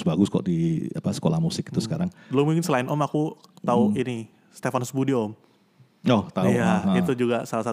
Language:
Indonesian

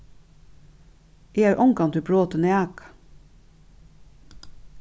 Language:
Faroese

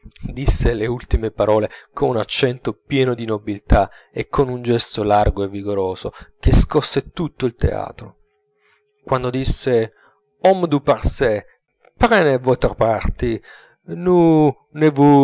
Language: Italian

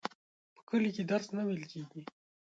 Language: Pashto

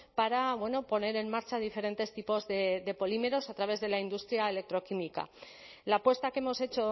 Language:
Spanish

